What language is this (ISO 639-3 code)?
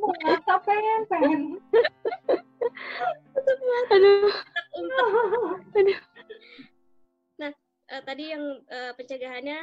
ind